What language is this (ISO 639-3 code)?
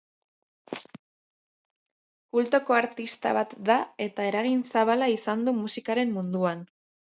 eus